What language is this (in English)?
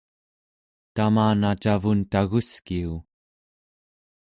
Central Yupik